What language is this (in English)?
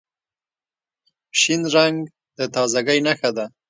Pashto